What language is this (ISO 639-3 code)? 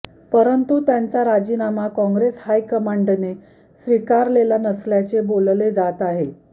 mar